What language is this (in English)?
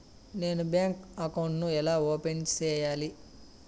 Telugu